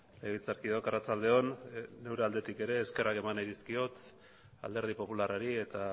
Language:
Basque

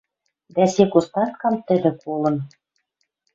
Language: Western Mari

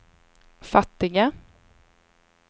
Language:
Swedish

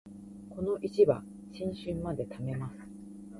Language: Japanese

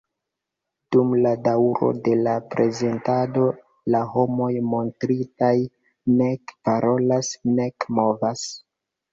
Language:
Esperanto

